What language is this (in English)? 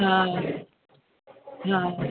Sindhi